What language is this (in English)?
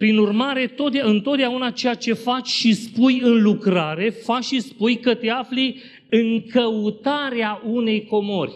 Romanian